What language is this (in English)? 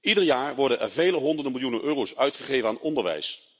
Dutch